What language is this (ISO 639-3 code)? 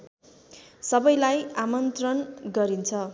nep